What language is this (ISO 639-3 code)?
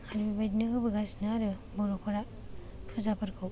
brx